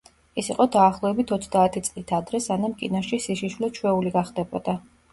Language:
Georgian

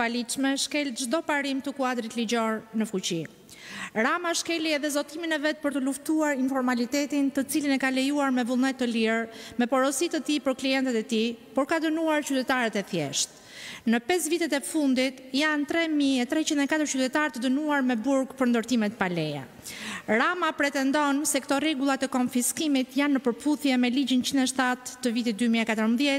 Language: Romanian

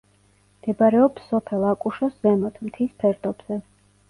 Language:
Georgian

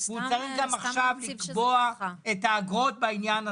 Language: Hebrew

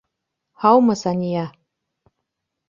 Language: Bashkir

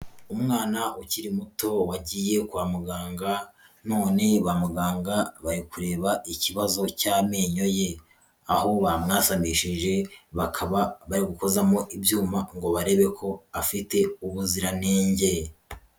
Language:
Kinyarwanda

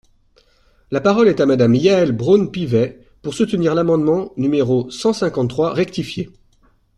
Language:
French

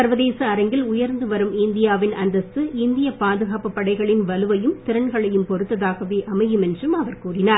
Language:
Tamil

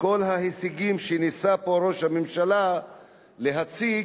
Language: Hebrew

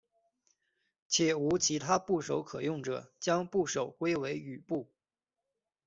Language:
Chinese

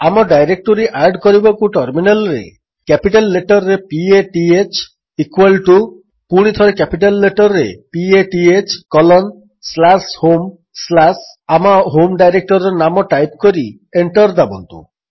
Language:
Odia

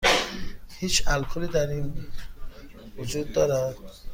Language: Persian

